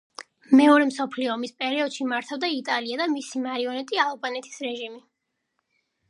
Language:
Georgian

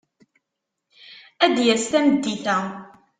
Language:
Kabyle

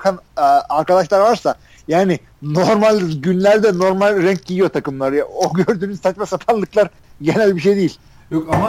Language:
Turkish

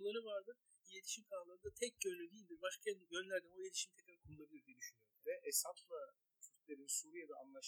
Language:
Turkish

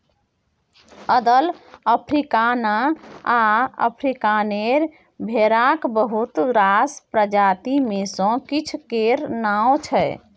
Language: Maithili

